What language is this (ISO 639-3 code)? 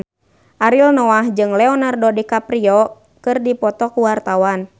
sun